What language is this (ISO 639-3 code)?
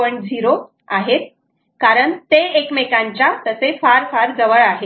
mar